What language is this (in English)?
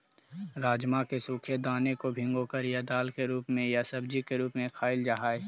Magahi